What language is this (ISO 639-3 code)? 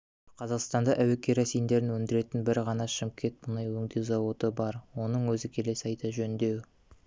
kaz